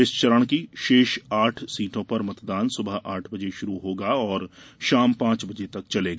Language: Hindi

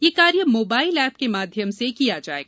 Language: Hindi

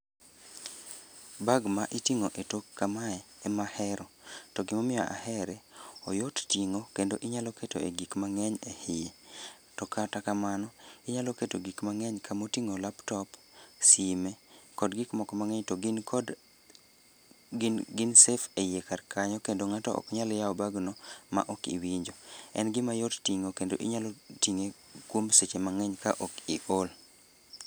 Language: Luo (Kenya and Tanzania)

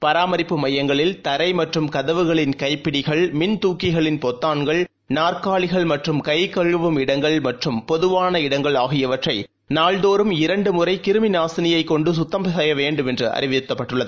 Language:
Tamil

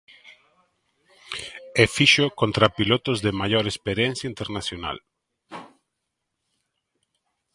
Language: Galician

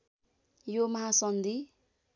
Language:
Nepali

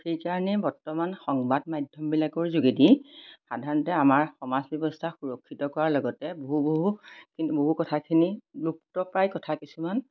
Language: Assamese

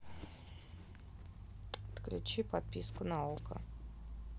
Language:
Russian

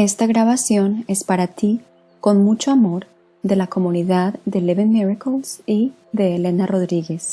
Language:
Spanish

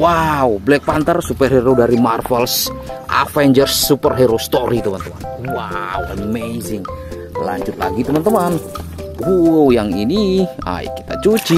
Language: Indonesian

